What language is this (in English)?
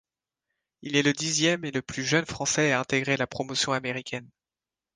French